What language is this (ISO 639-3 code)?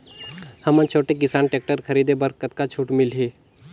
hne